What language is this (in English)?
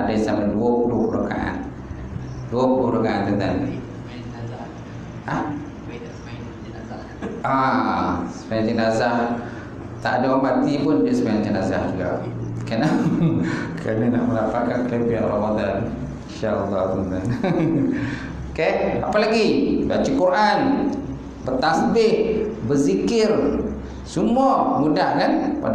Malay